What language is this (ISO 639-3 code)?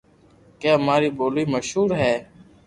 lrk